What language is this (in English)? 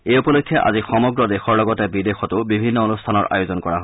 Assamese